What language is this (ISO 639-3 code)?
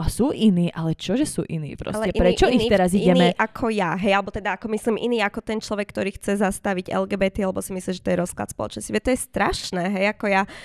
slk